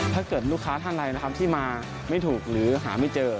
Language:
Thai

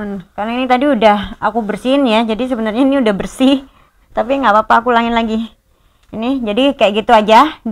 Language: Indonesian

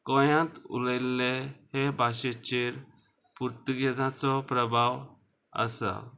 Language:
Konkani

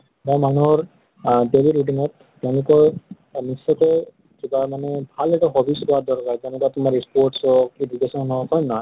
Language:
Assamese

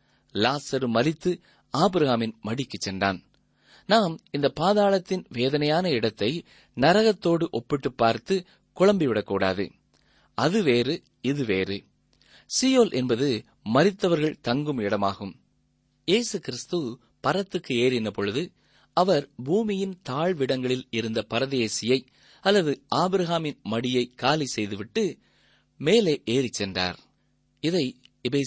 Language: Tamil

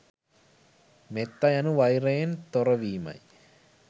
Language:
Sinhala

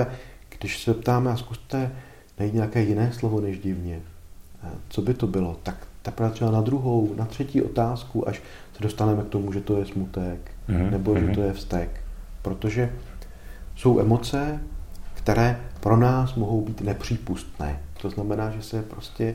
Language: Czech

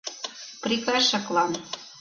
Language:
Mari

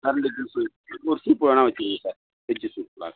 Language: Tamil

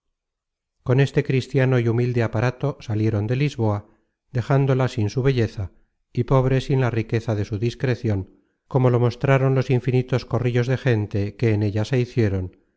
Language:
Spanish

